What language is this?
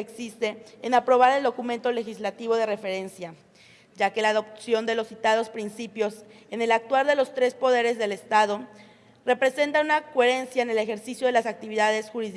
Spanish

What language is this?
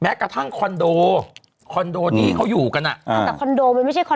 Thai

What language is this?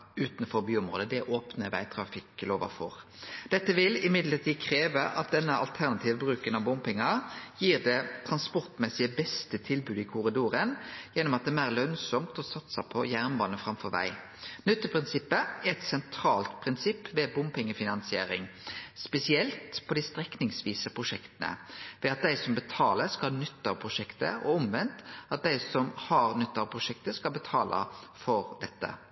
Norwegian Nynorsk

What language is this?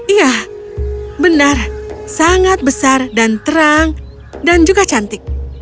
Indonesian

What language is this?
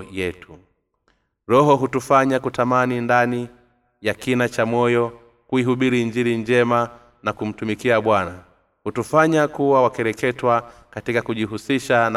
Swahili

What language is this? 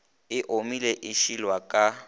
Northern Sotho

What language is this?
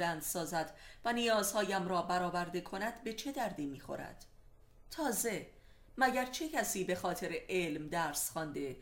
Persian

